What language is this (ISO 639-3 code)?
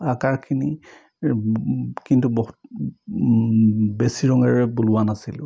asm